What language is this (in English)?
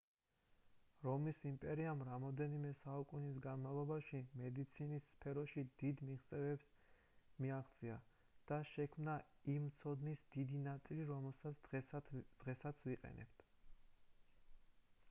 Georgian